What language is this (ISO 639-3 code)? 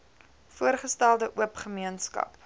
afr